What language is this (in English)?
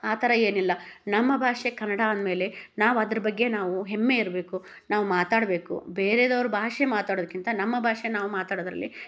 Kannada